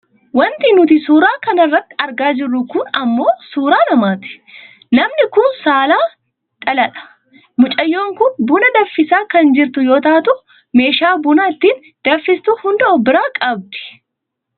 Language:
Oromo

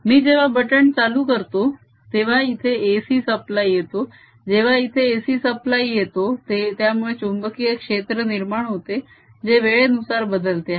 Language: Marathi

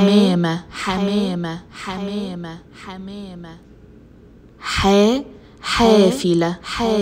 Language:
Arabic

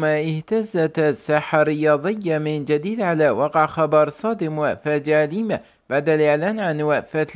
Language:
Arabic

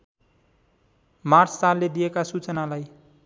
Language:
Nepali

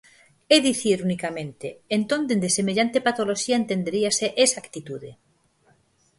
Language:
Galician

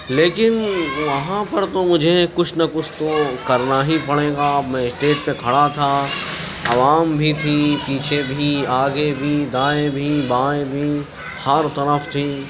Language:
Urdu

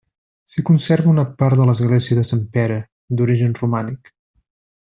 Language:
Catalan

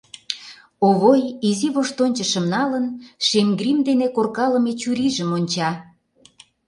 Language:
Mari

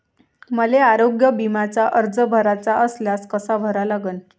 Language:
Marathi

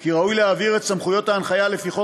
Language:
Hebrew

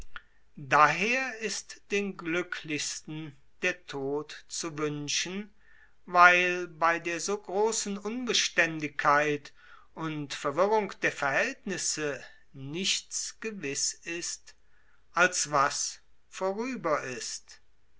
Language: German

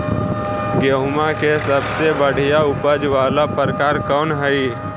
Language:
Magahi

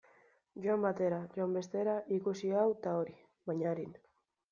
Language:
Basque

